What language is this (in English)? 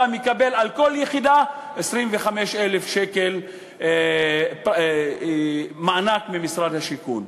Hebrew